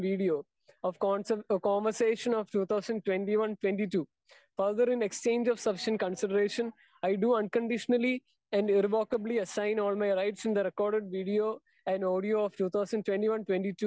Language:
Malayalam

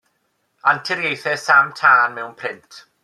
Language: Welsh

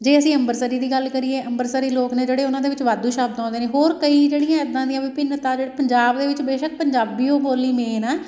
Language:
Punjabi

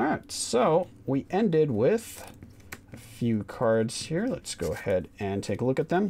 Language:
English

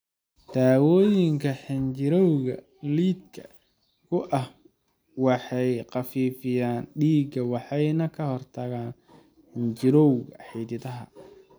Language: Somali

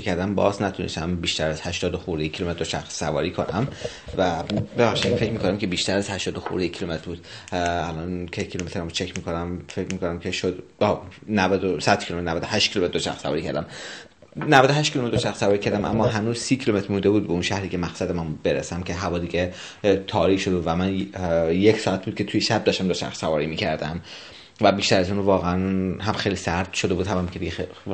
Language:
Persian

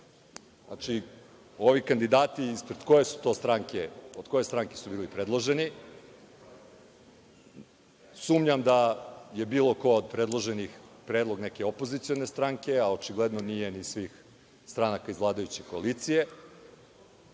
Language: Serbian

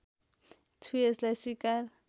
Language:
Nepali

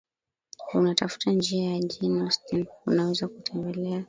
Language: Swahili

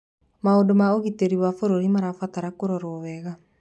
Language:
Kikuyu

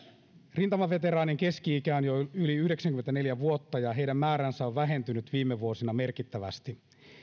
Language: Finnish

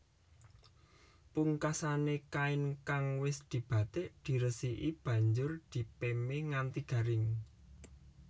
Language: Javanese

